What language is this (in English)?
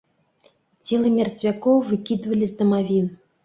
Belarusian